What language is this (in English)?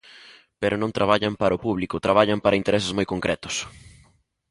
Galician